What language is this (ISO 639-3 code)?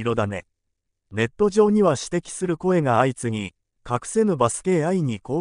jpn